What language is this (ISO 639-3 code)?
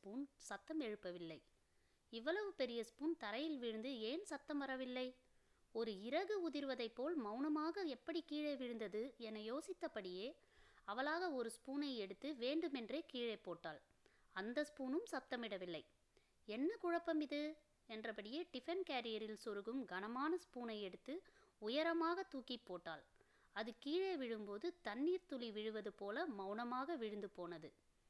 tam